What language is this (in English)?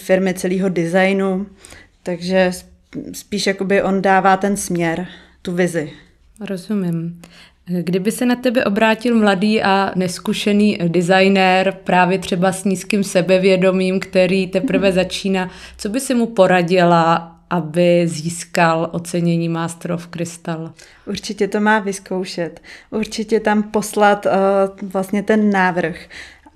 Czech